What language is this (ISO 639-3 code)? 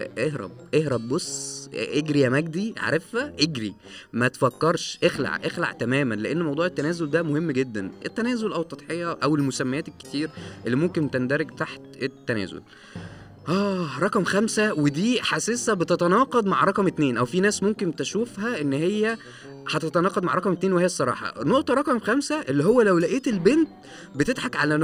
ara